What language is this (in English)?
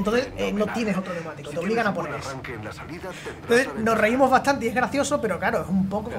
Spanish